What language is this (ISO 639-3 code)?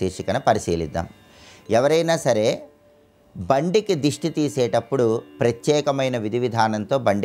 tel